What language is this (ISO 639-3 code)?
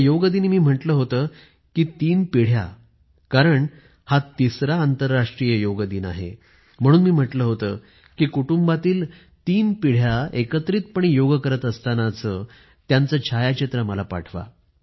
mar